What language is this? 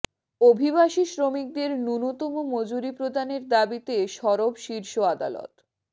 Bangla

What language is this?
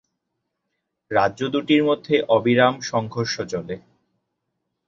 Bangla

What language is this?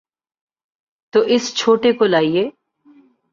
Urdu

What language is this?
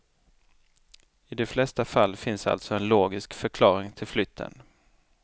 Swedish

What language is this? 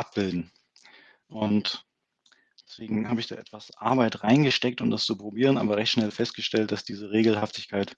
German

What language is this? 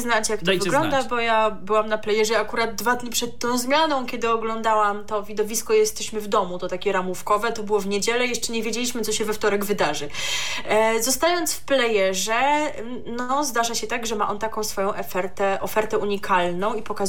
Polish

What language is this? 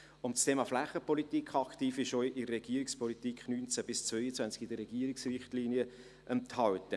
Swiss German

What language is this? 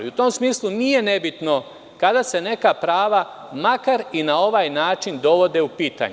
Serbian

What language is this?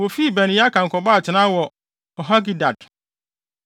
Akan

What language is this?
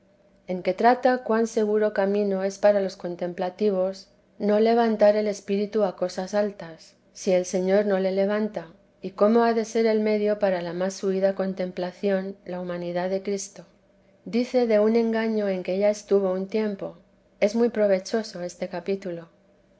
Spanish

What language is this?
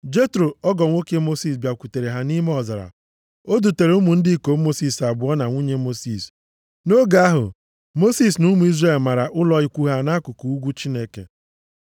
Igbo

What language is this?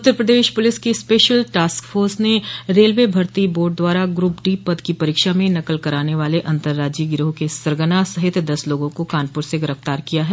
Hindi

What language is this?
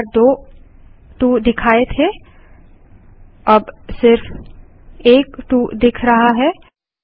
Hindi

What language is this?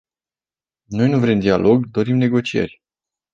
Romanian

